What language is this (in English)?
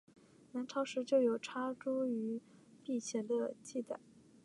Chinese